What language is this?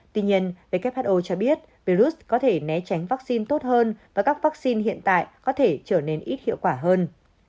Vietnamese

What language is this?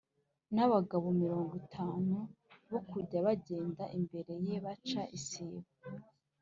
Kinyarwanda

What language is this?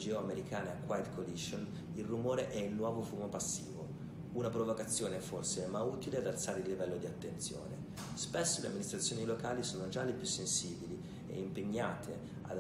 Italian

